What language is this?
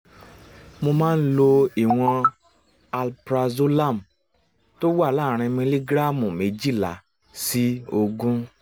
Yoruba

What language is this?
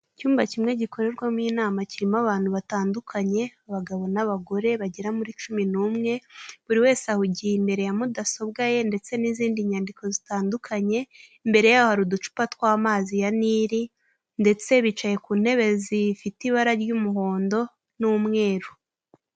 Kinyarwanda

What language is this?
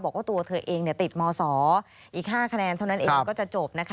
Thai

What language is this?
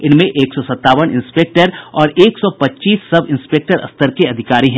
Hindi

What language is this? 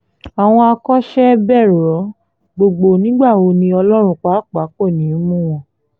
Yoruba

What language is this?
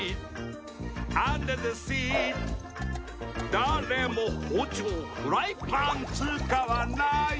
Japanese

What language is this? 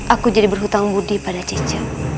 Indonesian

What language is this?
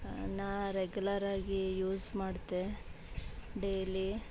Kannada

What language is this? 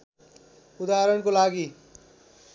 Nepali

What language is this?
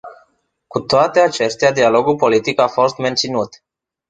Romanian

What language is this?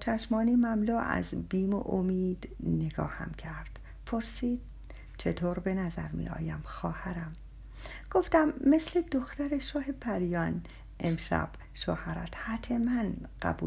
Persian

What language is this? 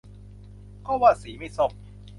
Thai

